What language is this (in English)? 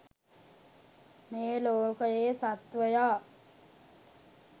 Sinhala